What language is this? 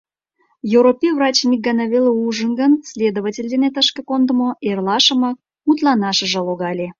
Mari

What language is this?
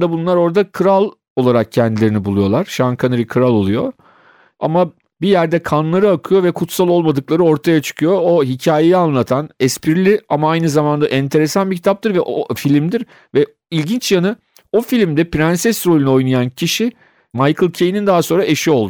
Turkish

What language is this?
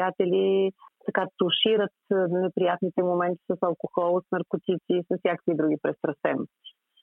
Bulgarian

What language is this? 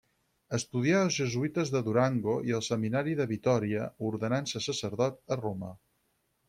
Catalan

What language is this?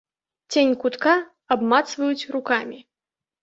Belarusian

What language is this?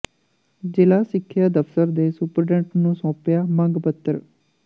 Punjabi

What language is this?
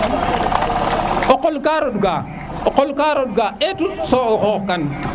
Serer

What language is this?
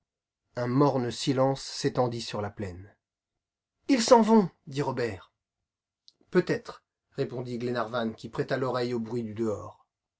French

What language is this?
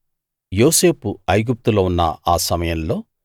Telugu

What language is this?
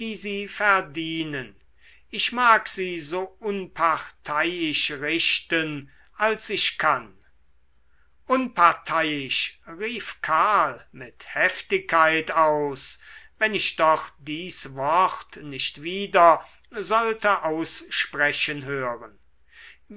German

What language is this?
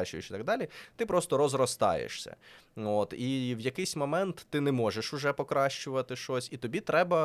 Ukrainian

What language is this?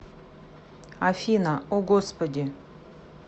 Russian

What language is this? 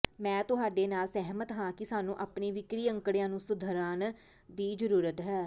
Punjabi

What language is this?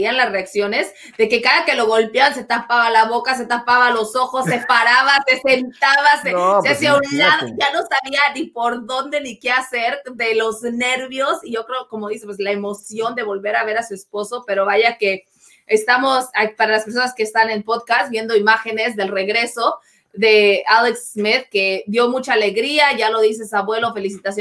Spanish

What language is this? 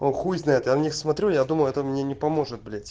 Russian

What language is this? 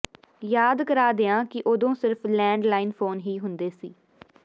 Punjabi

